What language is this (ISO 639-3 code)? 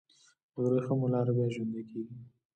pus